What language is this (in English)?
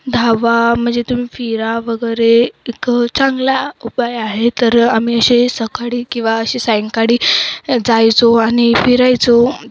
Marathi